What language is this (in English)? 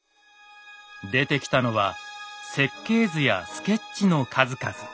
Japanese